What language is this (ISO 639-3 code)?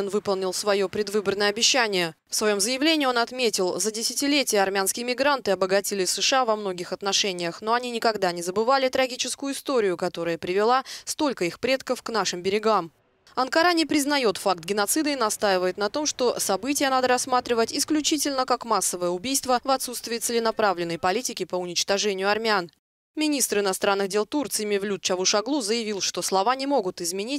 rus